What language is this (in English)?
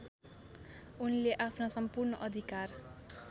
Nepali